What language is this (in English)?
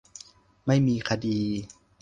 Thai